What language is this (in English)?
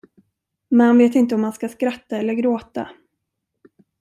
Swedish